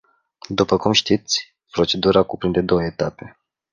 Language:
Romanian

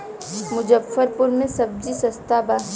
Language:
Bhojpuri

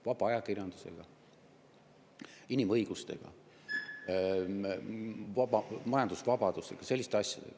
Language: Estonian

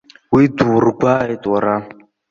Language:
Abkhazian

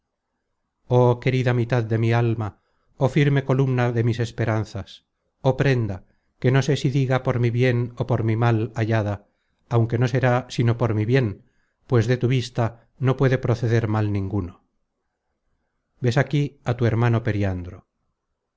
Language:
Spanish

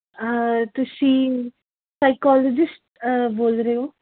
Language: Punjabi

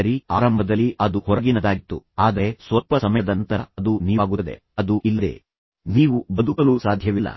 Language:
Kannada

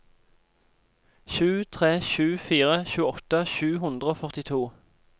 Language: Norwegian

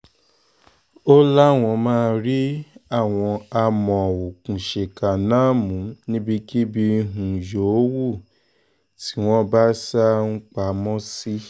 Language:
Yoruba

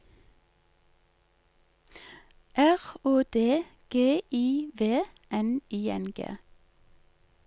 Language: Norwegian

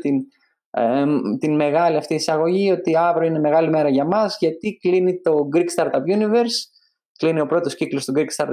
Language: Greek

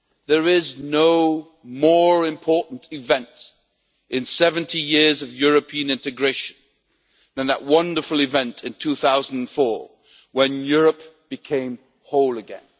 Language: English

